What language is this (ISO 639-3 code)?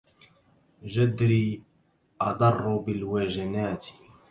ara